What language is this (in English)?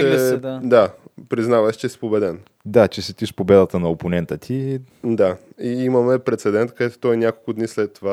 Bulgarian